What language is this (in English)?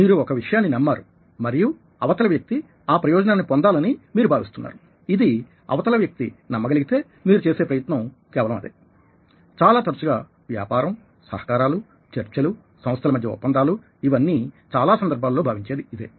Telugu